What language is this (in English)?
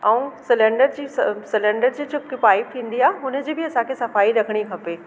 Sindhi